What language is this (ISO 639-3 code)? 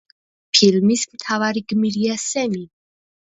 kat